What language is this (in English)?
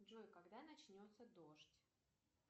Russian